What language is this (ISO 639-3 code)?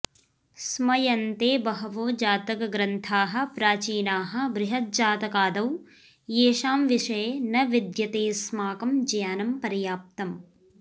san